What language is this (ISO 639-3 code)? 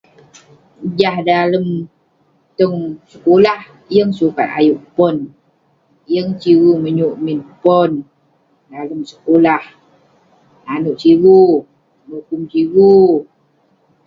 pne